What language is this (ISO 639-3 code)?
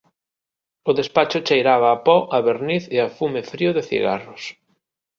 glg